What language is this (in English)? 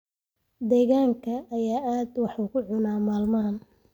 Somali